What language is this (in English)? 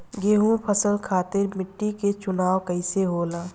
Bhojpuri